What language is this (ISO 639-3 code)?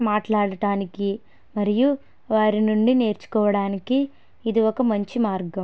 tel